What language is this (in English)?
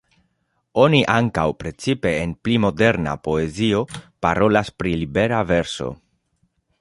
Esperanto